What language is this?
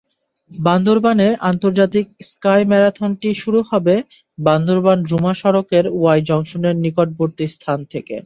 Bangla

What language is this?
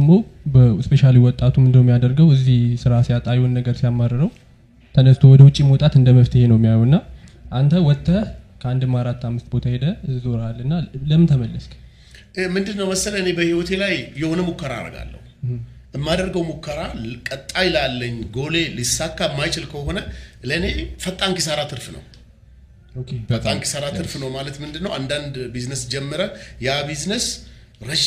Amharic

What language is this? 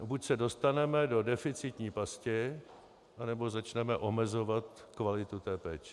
Czech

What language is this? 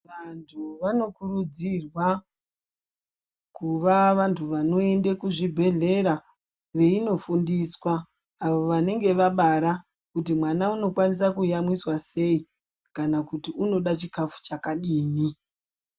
Ndau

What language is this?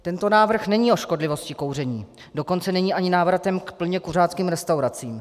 Czech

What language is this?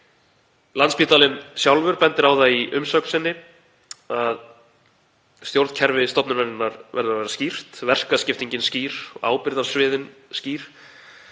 Icelandic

